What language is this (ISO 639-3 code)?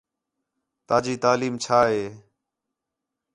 xhe